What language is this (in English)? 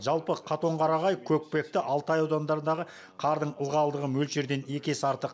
Kazakh